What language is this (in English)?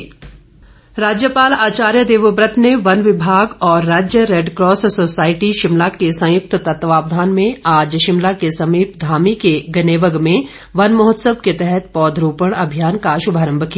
Hindi